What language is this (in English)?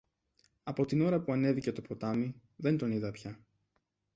Greek